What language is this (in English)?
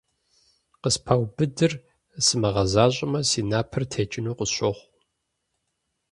Kabardian